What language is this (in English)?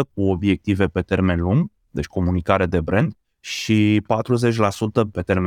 Romanian